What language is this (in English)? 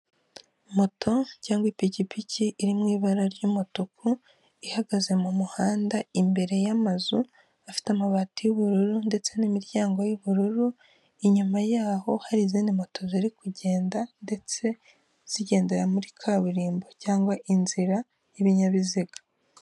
Kinyarwanda